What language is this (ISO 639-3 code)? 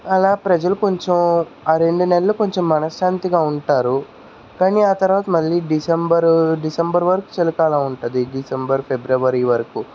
tel